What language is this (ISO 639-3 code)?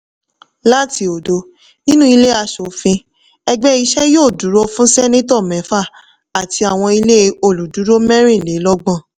yor